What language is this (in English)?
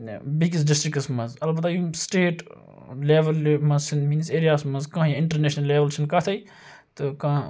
Kashmiri